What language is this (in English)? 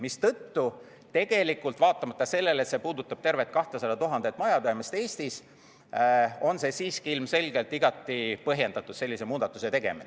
Estonian